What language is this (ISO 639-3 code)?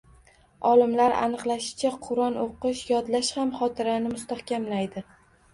uzb